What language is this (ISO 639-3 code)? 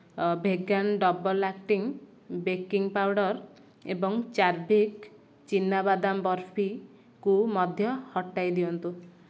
ori